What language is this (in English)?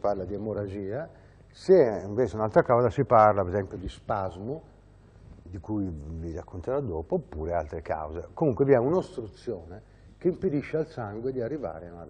Italian